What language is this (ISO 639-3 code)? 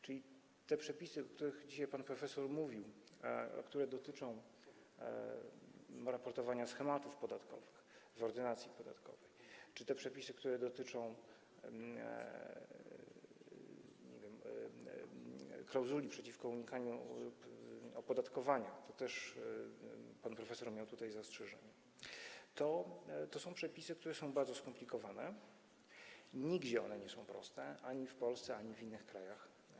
pol